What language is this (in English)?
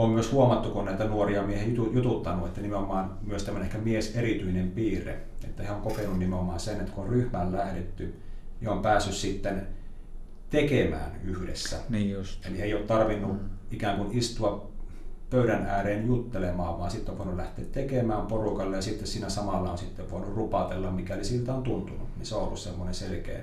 Finnish